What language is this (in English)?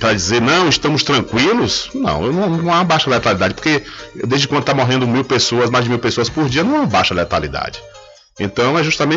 Portuguese